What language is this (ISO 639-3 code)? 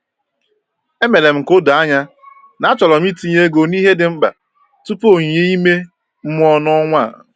ibo